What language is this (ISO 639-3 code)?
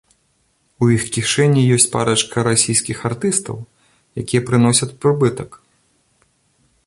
bel